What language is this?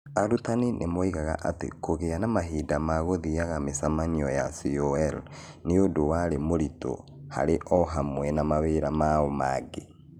Kikuyu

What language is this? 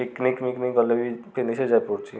Odia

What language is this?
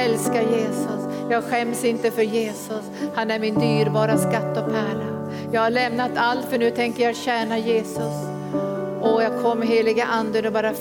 Swedish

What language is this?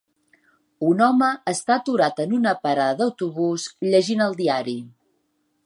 Catalan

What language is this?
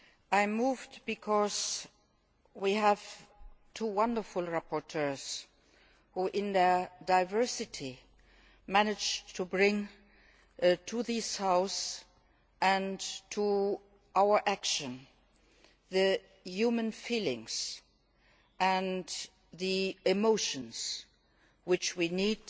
English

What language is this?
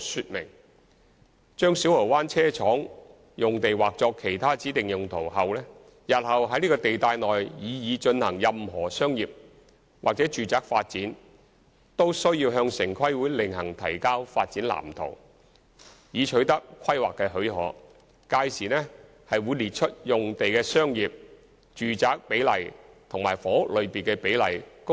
Cantonese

